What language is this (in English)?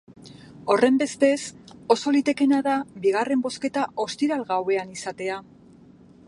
Basque